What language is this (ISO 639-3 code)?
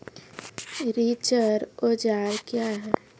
mai